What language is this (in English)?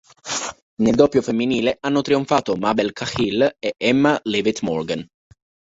Italian